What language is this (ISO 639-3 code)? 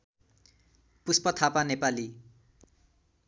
nep